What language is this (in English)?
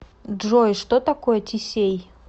Russian